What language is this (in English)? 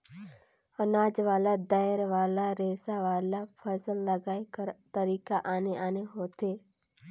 Chhattisgarhi